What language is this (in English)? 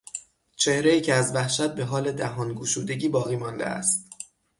Persian